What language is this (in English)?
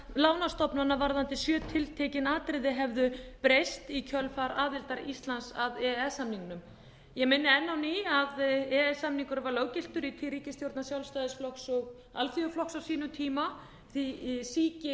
Icelandic